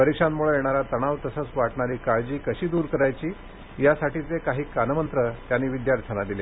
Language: Marathi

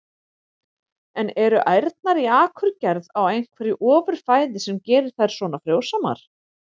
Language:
Icelandic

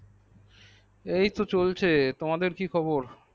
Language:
Bangla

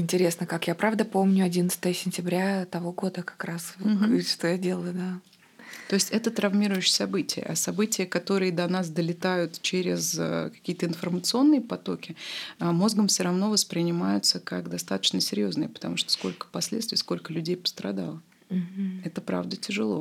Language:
Russian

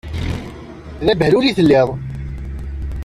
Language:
Kabyle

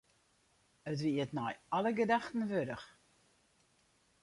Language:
Western Frisian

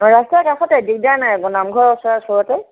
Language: Assamese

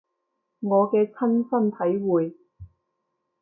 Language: Cantonese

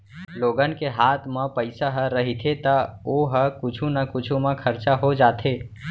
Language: Chhattisgarhi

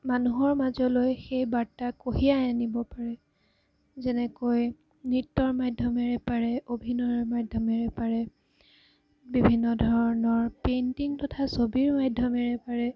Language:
Assamese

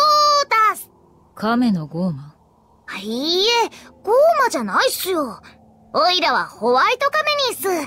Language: Japanese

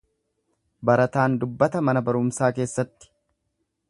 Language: Oromo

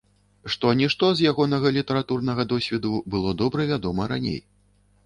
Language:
Belarusian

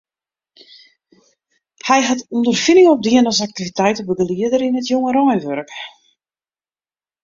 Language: Western Frisian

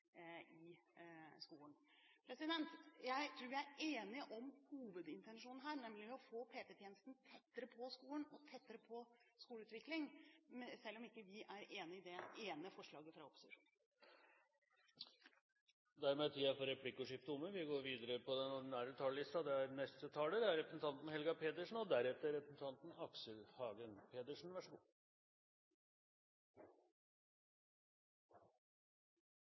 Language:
Norwegian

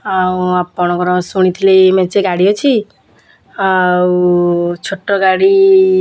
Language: Odia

